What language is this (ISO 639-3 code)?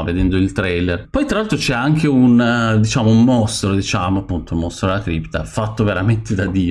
ita